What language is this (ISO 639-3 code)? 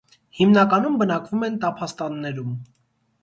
hye